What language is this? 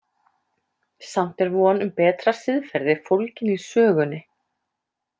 Icelandic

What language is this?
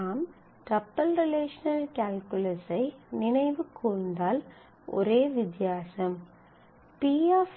Tamil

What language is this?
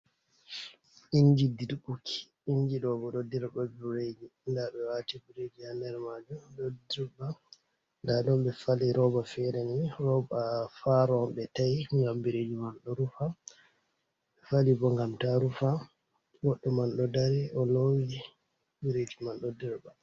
Fula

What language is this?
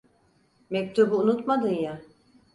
Turkish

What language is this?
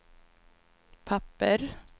Swedish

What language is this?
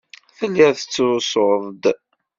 Kabyle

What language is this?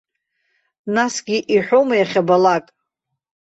Abkhazian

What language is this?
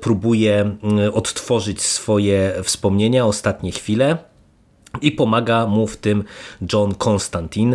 Polish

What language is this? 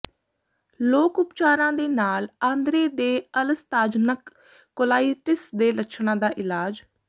Punjabi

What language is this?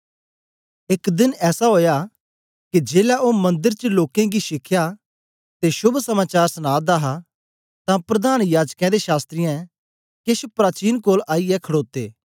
Dogri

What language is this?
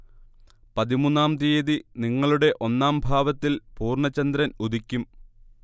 Malayalam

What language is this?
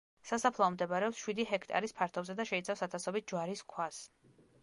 Georgian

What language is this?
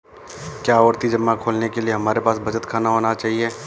Hindi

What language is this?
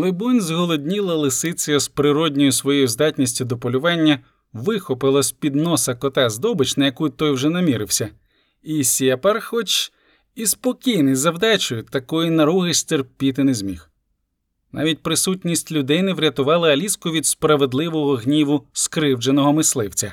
Ukrainian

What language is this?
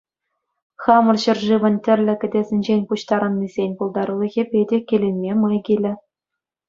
Chuvash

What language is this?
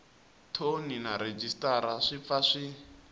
Tsonga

